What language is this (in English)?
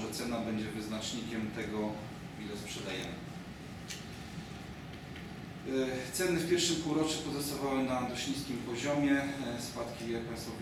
Polish